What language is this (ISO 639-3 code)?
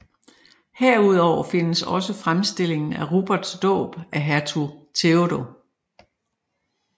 dan